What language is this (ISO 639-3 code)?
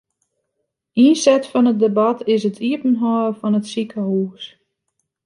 fry